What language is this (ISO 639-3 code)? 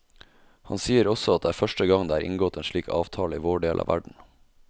nor